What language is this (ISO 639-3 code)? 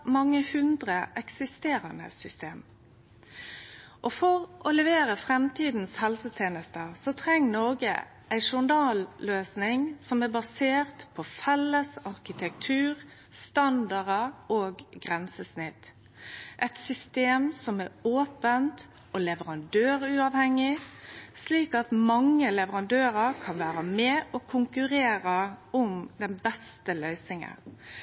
nno